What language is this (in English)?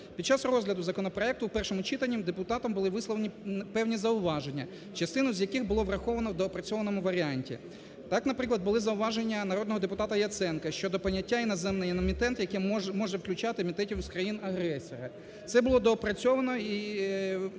Ukrainian